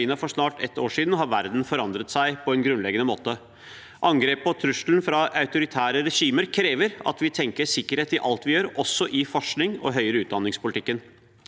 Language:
Norwegian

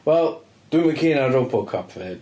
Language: Welsh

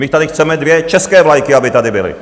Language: Czech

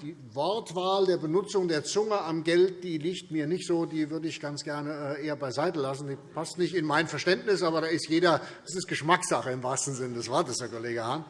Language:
German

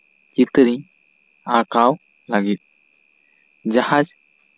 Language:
Santali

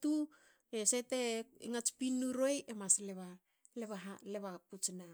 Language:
Hakö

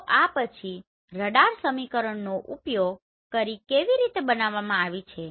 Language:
Gujarati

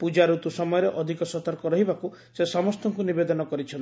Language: Odia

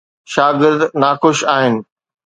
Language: Sindhi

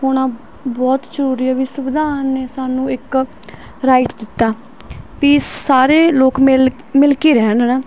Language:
Punjabi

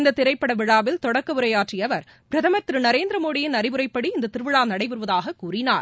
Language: Tamil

